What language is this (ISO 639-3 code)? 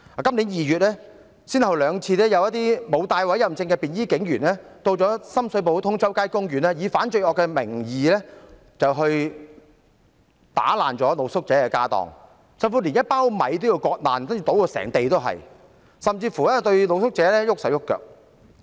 yue